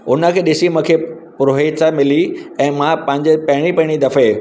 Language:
Sindhi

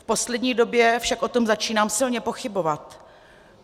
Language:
Czech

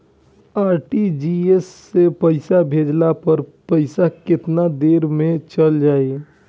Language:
Bhojpuri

